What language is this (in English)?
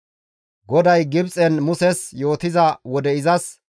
Gamo